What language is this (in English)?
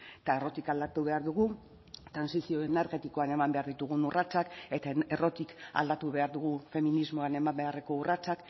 Basque